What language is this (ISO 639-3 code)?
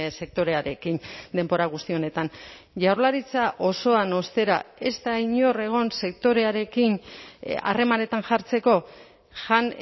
eus